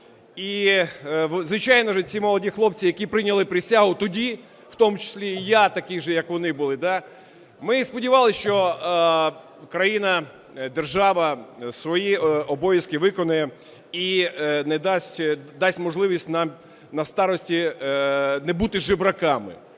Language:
Ukrainian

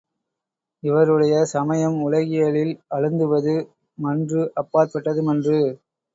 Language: Tamil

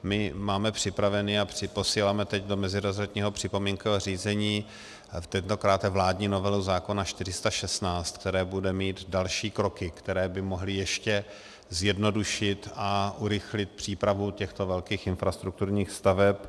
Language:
Czech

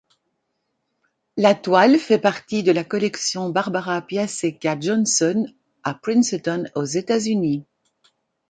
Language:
French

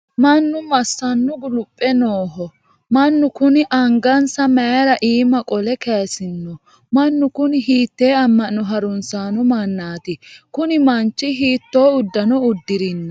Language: Sidamo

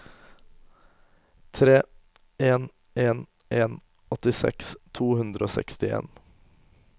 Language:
Norwegian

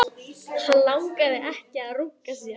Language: Icelandic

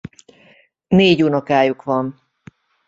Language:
Hungarian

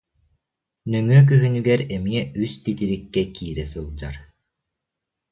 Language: Yakut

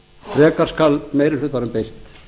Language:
Icelandic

